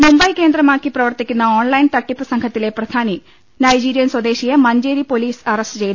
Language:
Malayalam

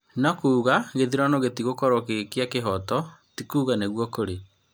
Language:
Kikuyu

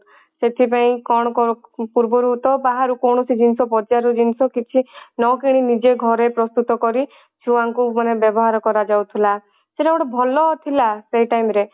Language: Odia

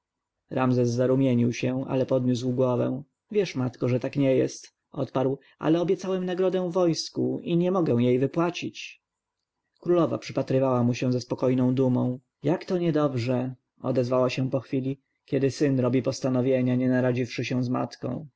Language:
Polish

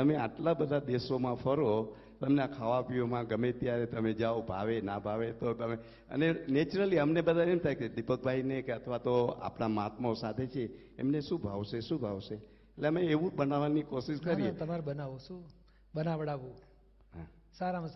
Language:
Gujarati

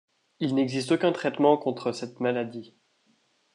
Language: French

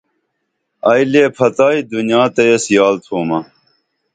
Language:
Dameli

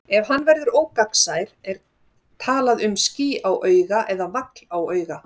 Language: Icelandic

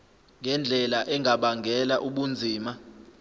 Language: Zulu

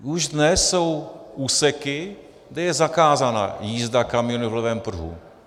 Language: Czech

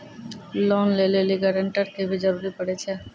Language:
Maithili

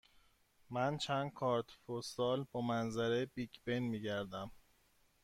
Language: Persian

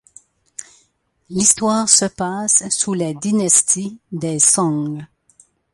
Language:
French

